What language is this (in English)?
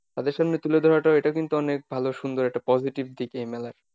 Bangla